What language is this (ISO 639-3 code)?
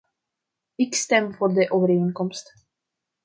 nld